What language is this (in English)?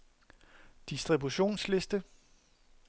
Danish